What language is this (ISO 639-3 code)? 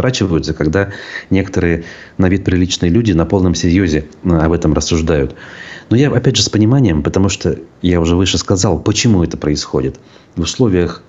rus